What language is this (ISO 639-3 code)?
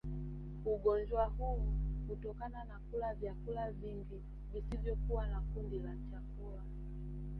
swa